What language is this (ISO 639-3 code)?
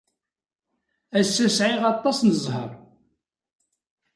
kab